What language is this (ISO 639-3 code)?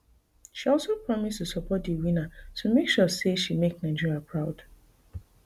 pcm